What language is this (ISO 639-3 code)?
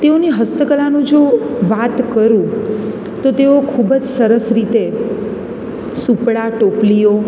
guj